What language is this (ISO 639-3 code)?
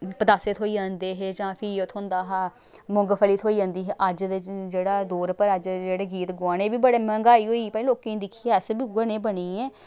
doi